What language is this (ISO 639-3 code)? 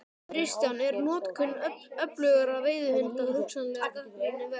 isl